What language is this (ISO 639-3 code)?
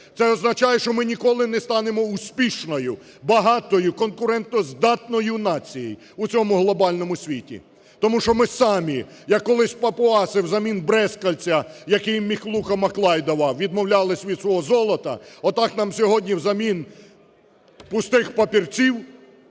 ukr